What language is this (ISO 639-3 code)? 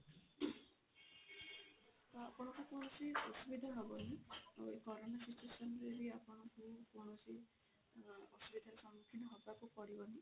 ori